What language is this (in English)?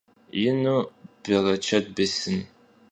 Kabardian